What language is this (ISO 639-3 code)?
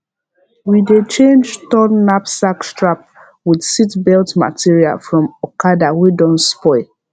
pcm